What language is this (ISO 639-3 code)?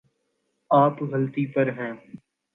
urd